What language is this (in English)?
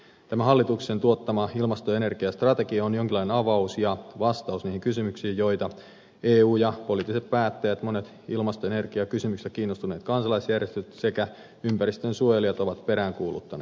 Finnish